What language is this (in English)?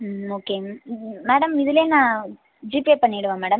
Tamil